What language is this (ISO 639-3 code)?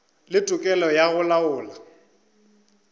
nso